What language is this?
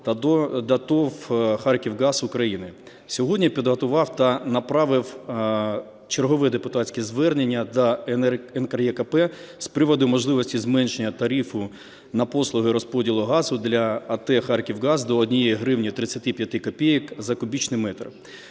Ukrainian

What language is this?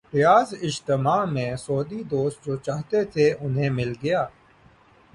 Urdu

